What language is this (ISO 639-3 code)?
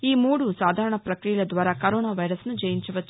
tel